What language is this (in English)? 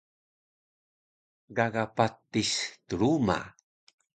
Taroko